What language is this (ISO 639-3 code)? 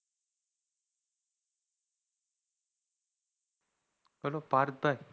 guj